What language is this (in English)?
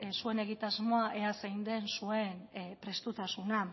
Basque